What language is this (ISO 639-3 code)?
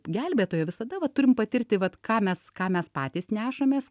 lit